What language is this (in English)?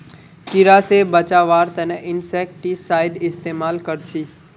Magahi